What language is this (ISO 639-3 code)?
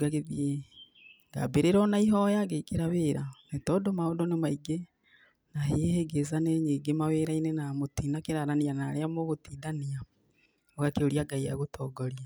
kik